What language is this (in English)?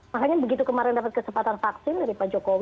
Indonesian